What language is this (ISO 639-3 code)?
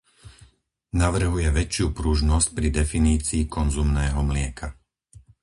slk